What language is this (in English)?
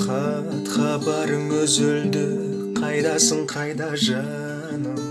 Kazakh